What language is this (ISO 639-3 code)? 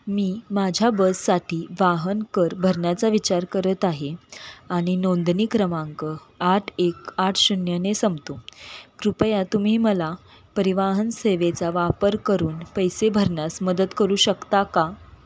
mar